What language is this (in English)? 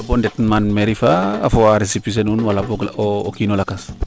Serer